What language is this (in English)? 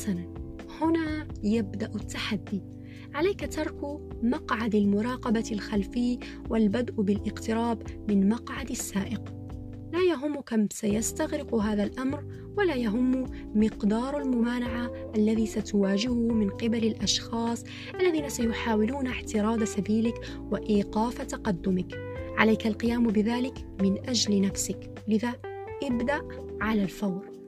Arabic